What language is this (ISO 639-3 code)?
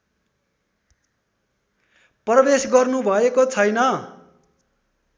nep